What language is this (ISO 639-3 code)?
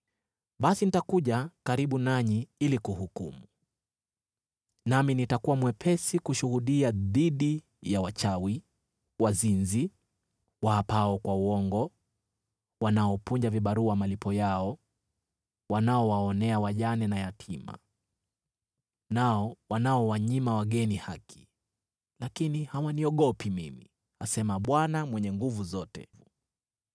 swa